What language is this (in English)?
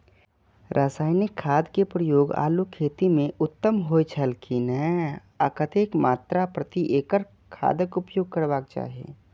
Maithili